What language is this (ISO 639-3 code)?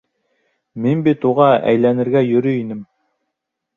bak